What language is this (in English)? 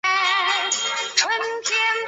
Chinese